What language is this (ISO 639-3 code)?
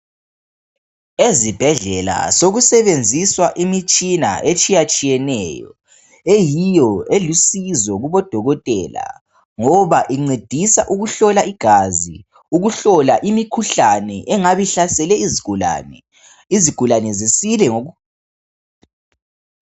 nde